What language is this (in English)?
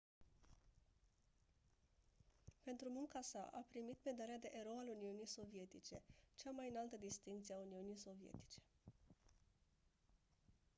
Romanian